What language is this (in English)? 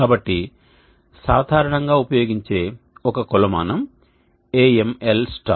Telugu